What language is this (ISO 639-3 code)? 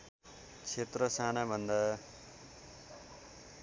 nep